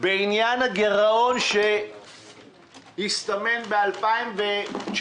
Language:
Hebrew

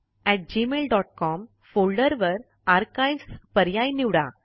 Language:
Marathi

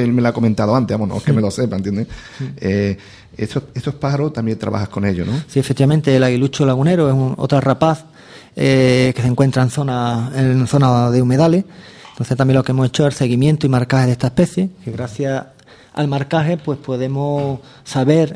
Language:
Spanish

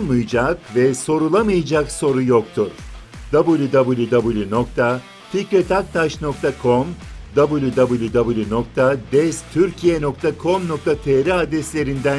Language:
Turkish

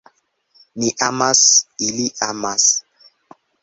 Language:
Esperanto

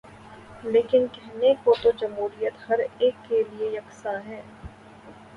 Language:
Urdu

